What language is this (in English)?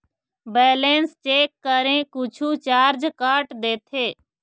Chhattisgarhi